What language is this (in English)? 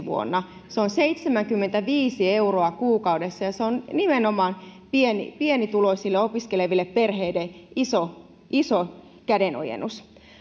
Finnish